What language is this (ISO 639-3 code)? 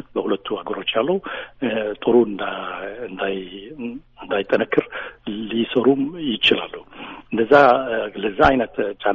amh